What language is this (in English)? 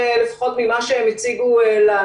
Hebrew